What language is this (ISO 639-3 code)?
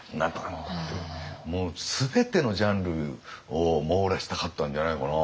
jpn